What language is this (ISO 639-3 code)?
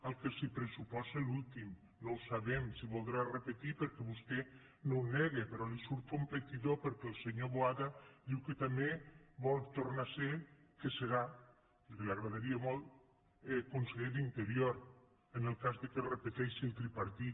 cat